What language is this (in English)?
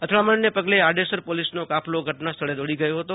Gujarati